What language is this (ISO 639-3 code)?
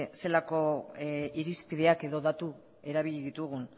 eus